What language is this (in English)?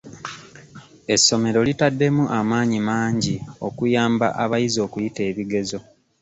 Ganda